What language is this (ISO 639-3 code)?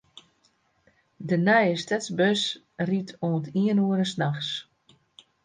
fry